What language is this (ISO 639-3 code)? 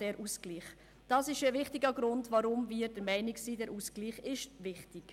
gsw